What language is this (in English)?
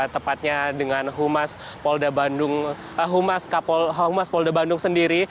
Indonesian